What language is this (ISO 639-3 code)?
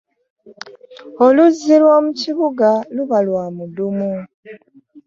lug